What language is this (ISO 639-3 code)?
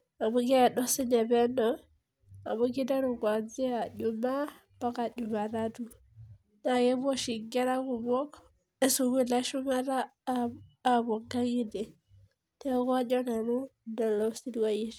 mas